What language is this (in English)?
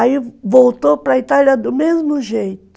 Portuguese